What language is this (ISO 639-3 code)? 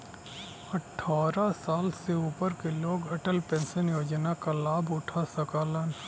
bho